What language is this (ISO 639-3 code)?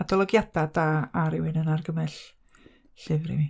cym